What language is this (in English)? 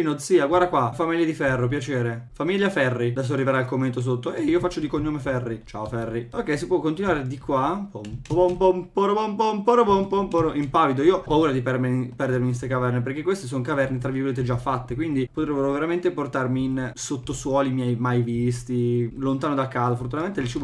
Italian